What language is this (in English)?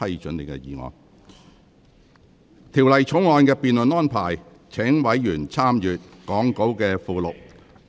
Cantonese